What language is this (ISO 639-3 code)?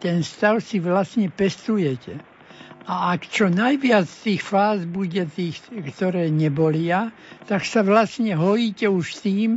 slk